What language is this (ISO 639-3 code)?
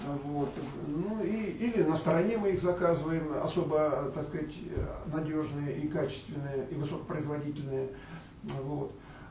rus